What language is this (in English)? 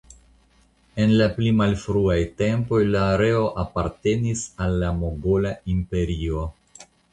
Esperanto